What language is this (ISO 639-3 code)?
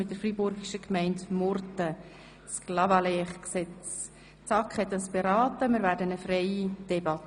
gsw